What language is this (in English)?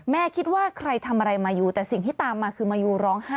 Thai